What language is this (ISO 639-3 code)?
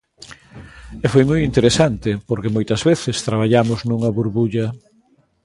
glg